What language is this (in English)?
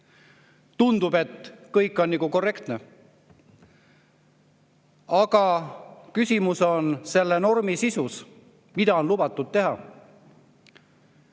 Estonian